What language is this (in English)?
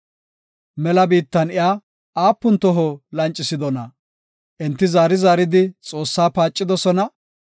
Gofa